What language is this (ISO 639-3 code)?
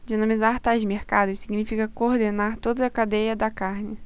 por